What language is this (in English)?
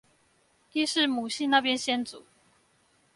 Chinese